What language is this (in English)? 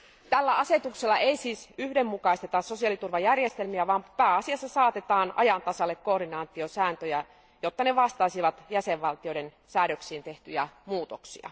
Finnish